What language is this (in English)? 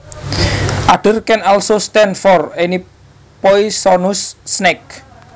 Javanese